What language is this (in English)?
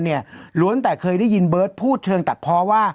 Thai